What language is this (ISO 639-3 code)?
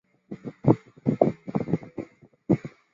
zho